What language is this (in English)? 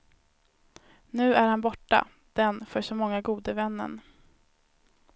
Swedish